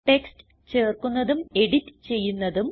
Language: Malayalam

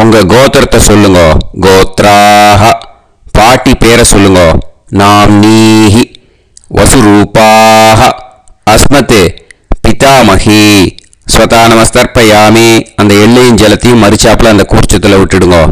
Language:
Tamil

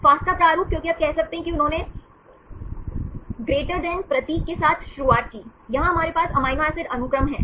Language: Hindi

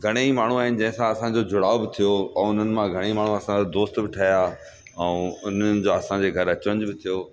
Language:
Sindhi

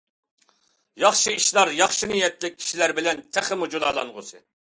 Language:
Uyghur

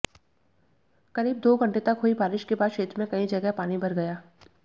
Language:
Hindi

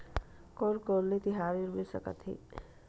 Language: Chhattisgarhi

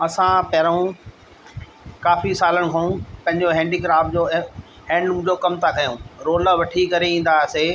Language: Sindhi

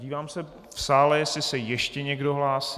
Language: Czech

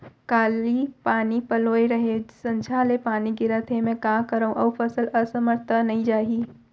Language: Chhattisgarhi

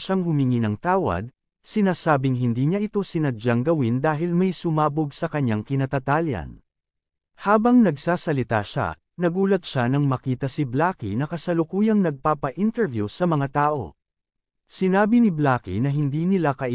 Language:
Filipino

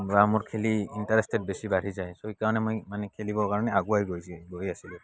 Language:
Assamese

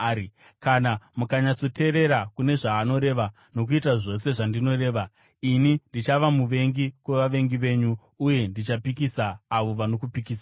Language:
Shona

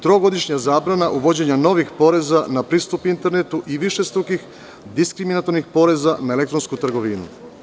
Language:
Serbian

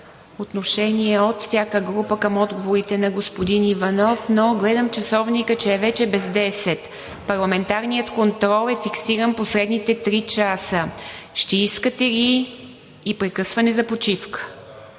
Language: Bulgarian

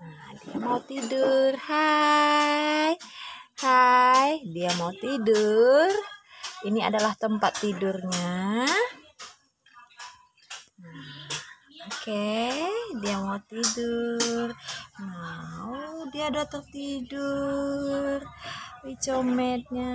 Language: Indonesian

